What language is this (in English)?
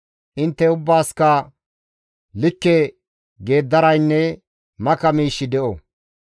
Gamo